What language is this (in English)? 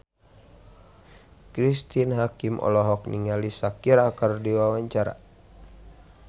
Sundanese